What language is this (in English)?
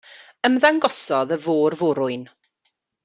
Welsh